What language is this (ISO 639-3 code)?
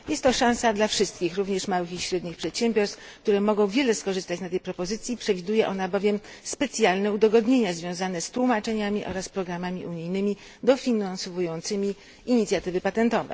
pol